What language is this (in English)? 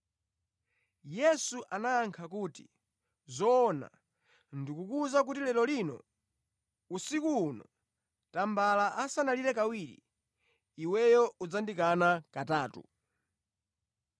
Nyanja